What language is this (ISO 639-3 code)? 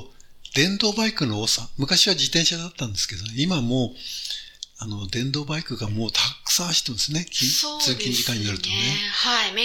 jpn